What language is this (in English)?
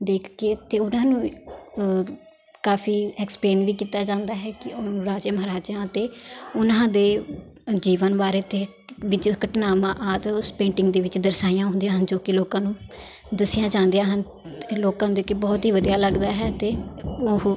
Punjabi